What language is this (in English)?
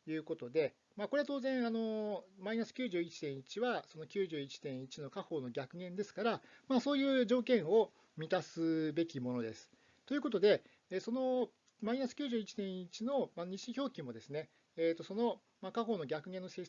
Japanese